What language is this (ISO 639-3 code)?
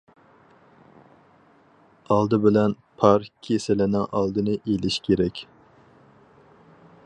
uig